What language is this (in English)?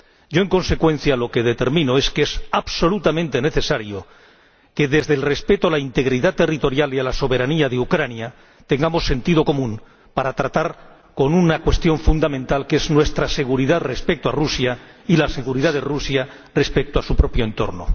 Spanish